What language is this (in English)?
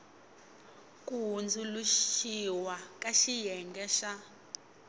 Tsonga